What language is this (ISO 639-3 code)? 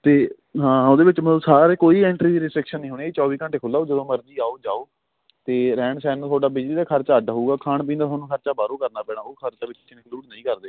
pan